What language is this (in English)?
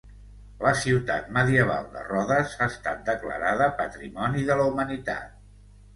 Catalan